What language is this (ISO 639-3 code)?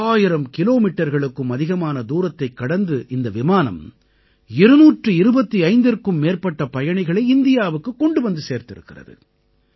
tam